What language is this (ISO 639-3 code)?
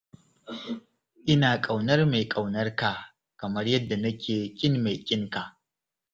hau